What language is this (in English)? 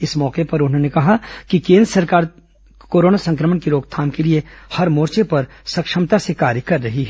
Hindi